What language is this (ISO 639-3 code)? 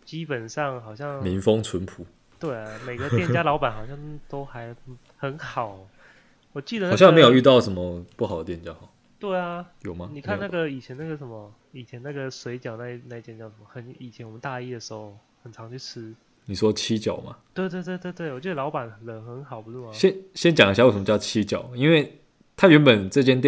zho